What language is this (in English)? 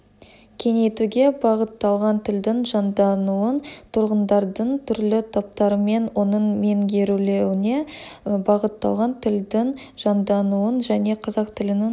Kazakh